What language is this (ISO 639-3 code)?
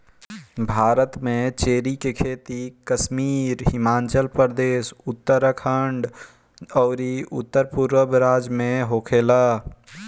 bho